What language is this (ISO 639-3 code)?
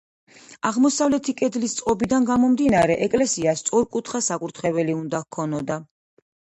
kat